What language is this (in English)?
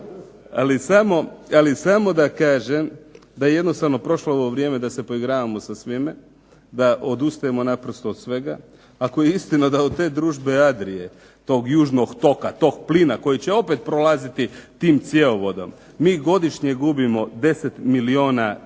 Croatian